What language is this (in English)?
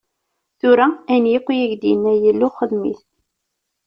Kabyle